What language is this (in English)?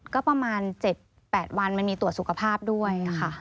Thai